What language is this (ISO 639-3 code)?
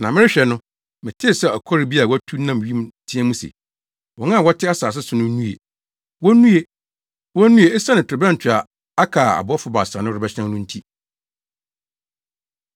aka